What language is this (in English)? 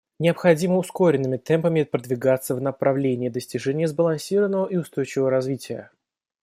Russian